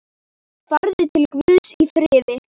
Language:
Icelandic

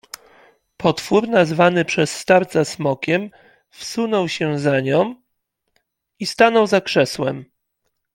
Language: Polish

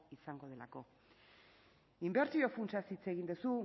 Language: Basque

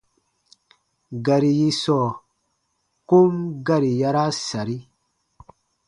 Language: Baatonum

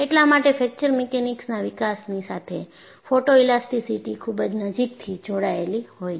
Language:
Gujarati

